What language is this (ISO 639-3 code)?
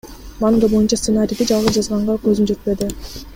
kir